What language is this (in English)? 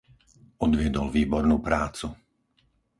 Slovak